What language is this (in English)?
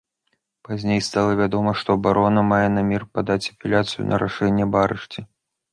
Belarusian